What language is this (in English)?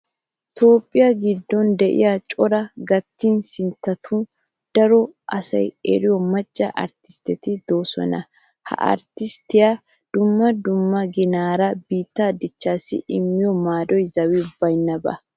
Wolaytta